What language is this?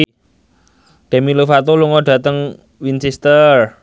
Javanese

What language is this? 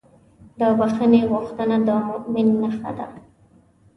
Pashto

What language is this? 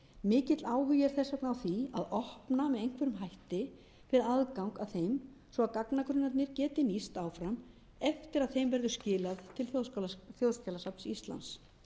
Icelandic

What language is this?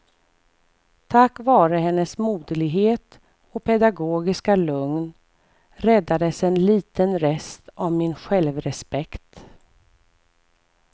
Swedish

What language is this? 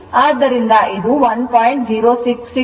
Kannada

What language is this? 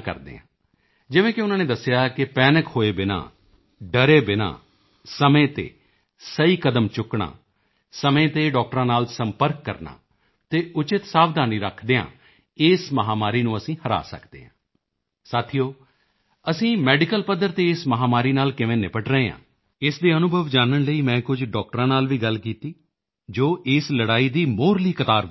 Punjabi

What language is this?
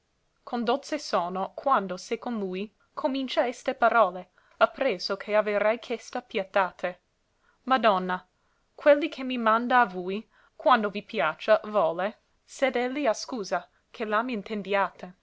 Italian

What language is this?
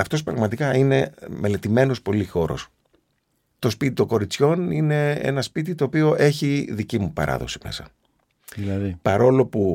Greek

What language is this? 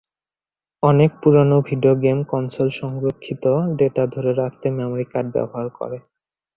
Bangla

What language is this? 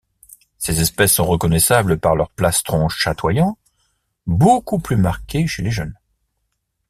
French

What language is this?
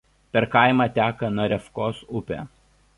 Lithuanian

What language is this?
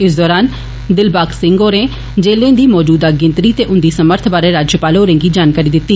Dogri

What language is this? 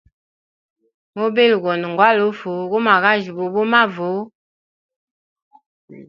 Hemba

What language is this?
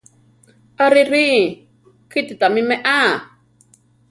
Central Tarahumara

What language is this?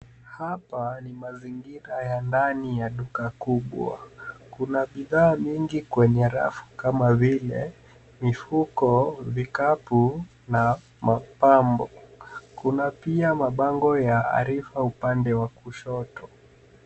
Swahili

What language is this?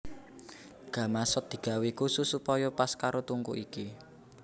Javanese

